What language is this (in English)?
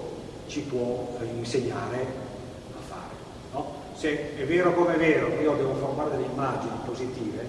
Italian